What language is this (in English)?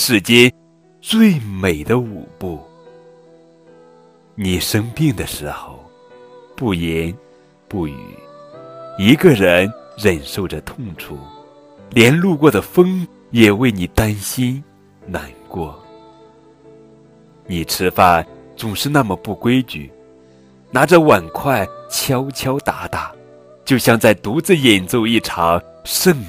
Chinese